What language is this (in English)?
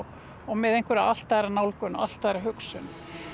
Icelandic